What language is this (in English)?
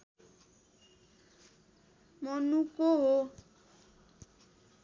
Nepali